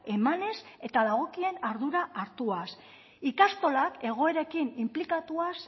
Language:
Basque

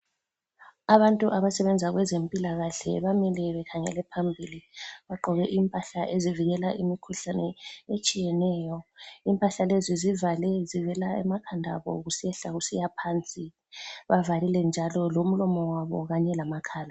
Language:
North Ndebele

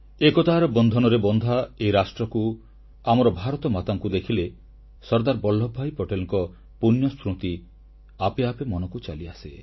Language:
Odia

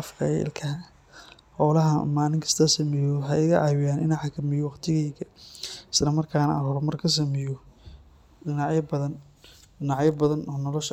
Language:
Somali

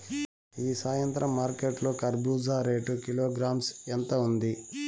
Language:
Telugu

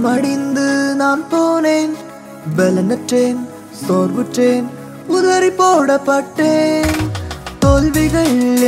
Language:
Urdu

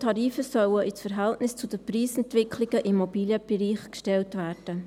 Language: Swiss German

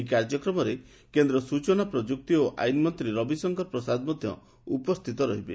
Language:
Odia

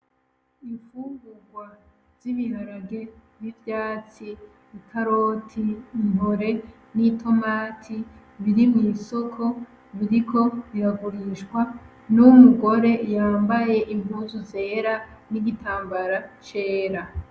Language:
Rundi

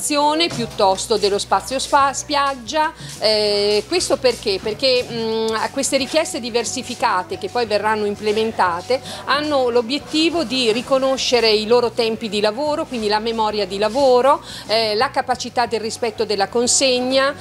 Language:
Italian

